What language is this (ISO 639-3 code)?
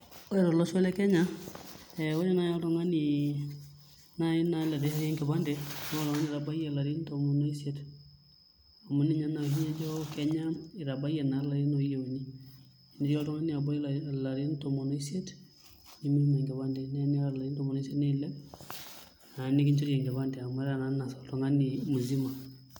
mas